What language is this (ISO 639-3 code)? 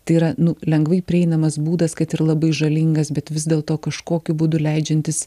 lit